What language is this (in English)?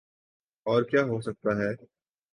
Urdu